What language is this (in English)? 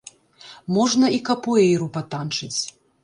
Belarusian